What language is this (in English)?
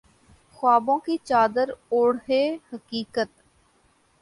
Urdu